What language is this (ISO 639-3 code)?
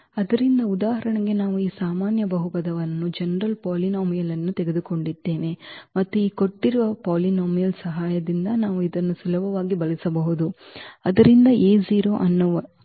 kan